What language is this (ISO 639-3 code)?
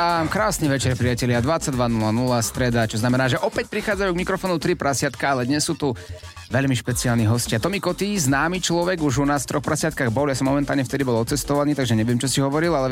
slk